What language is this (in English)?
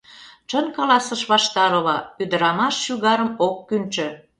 Mari